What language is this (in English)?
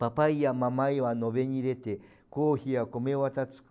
Portuguese